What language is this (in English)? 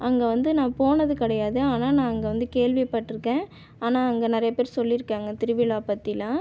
Tamil